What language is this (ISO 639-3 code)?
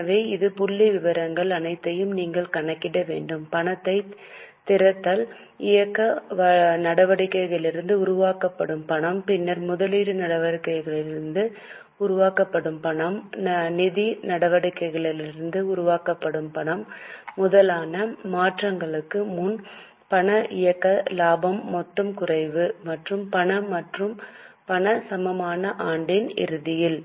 tam